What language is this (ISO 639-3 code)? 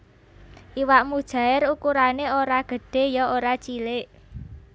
jav